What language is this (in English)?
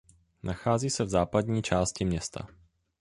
Czech